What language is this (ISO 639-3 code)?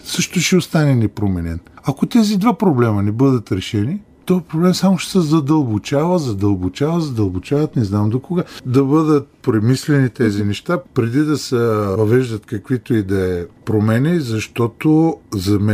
bul